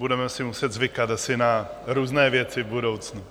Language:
Czech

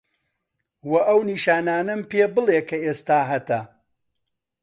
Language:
Central Kurdish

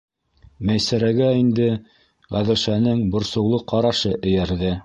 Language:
Bashkir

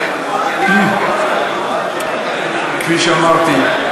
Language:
Hebrew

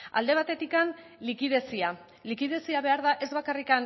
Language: Basque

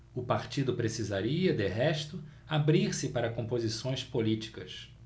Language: Portuguese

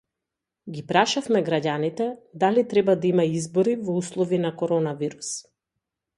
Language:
Macedonian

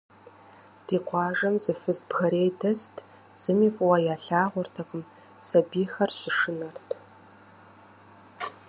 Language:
Kabardian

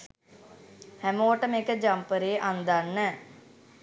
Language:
Sinhala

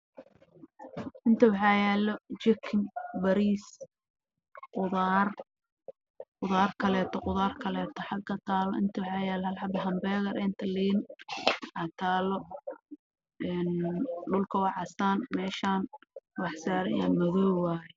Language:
Somali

